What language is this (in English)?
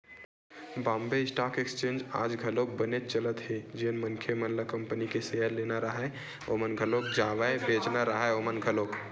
Chhattisgarhi